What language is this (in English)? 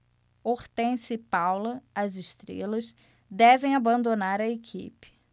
Portuguese